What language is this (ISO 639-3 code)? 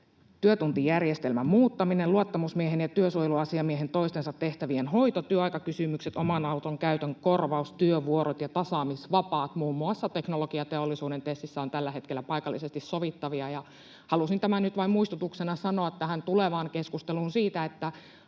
fin